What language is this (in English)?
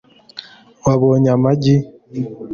Kinyarwanda